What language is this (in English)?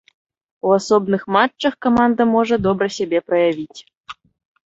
Belarusian